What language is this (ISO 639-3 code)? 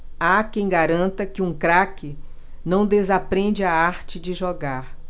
por